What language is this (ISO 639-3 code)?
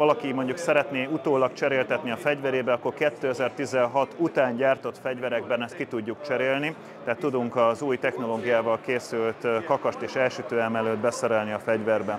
hun